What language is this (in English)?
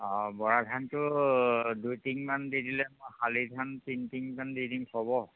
Assamese